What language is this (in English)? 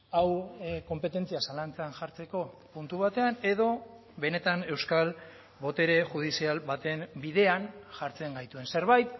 Basque